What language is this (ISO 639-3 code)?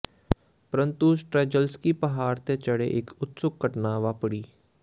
pan